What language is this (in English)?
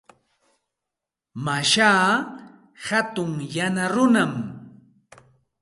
Santa Ana de Tusi Pasco Quechua